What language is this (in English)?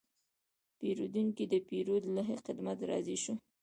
Pashto